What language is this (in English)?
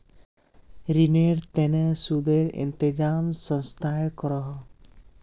Magahi